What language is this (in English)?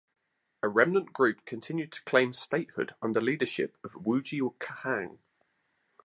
English